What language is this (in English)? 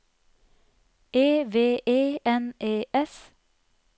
Norwegian